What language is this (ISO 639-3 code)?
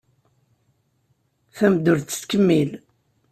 kab